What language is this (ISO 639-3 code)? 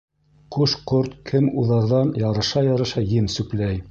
bak